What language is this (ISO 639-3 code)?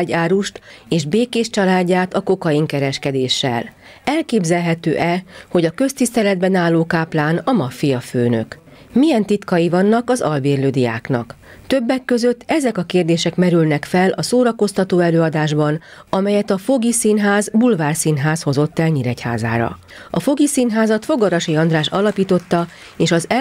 hun